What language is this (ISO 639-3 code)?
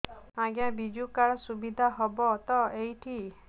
ori